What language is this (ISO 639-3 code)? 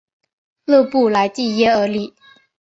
zho